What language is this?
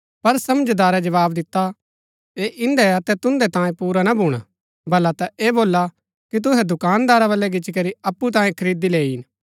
Gaddi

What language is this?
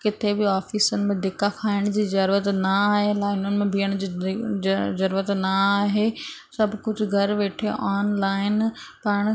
Sindhi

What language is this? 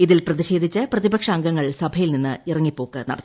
Malayalam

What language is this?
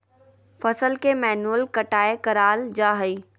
Magahi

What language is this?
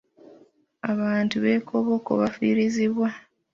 Ganda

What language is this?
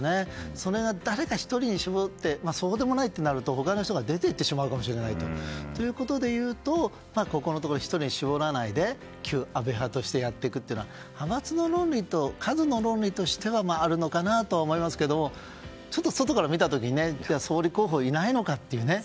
Japanese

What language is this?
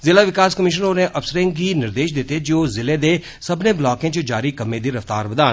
Dogri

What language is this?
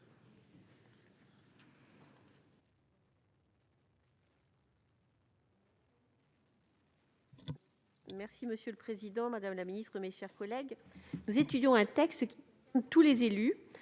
French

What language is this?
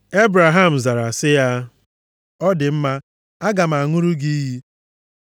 Igbo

